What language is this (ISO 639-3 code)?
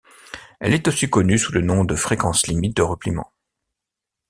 fra